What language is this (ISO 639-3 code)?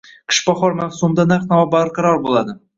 uzb